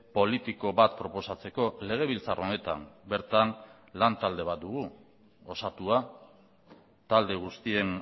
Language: Basque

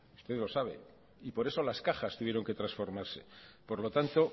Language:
Spanish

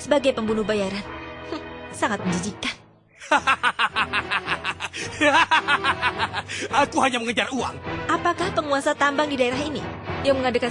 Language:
Indonesian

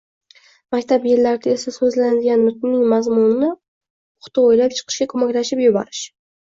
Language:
Uzbek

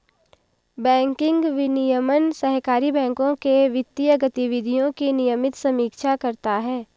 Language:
Hindi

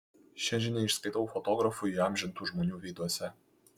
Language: Lithuanian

